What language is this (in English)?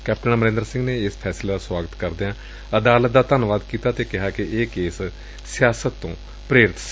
Punjabi